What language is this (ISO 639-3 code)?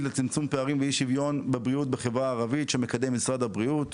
heb